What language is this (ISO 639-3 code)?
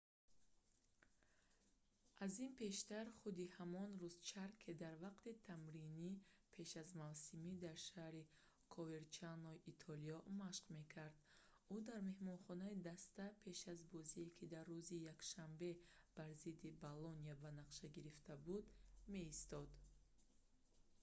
tgk